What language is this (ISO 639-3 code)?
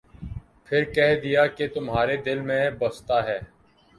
urd